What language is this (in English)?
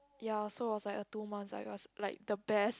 English